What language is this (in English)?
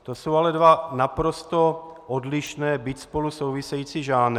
Czech